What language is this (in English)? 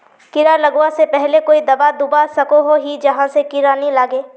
Magahi